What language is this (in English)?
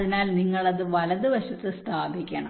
Malayalam